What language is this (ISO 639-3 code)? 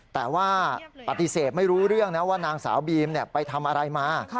tha